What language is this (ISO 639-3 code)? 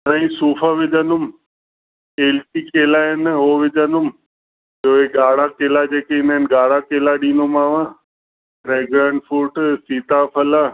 snd